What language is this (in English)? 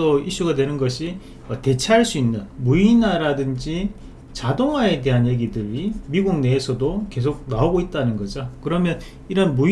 Korean